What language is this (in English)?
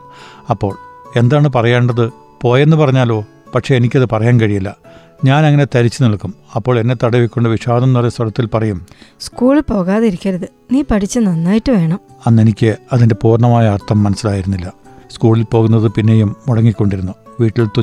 Malayalam